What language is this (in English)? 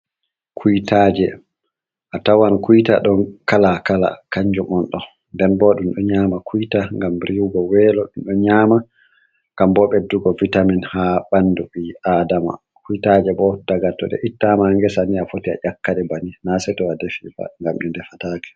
Fula